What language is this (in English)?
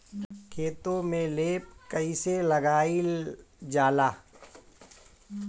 Bhojpuri